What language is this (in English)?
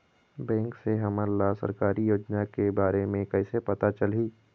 Chhattisgarhi